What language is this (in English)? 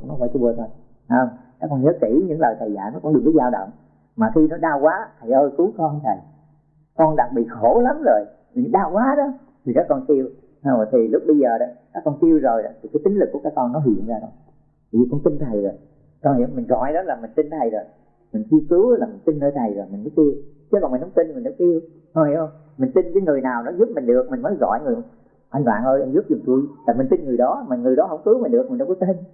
Vietnamese